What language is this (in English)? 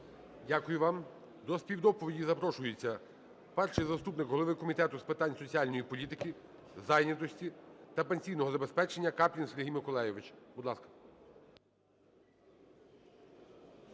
Ukrainian